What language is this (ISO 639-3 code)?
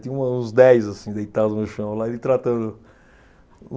por